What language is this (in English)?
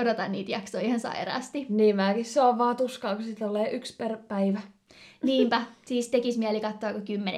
Finnish